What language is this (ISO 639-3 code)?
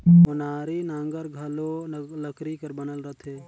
hne